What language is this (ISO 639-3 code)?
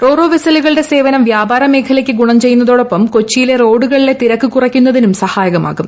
mal